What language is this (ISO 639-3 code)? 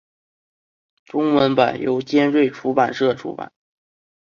zho